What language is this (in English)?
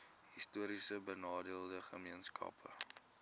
Afrikaans